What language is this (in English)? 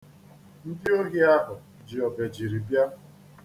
Igbo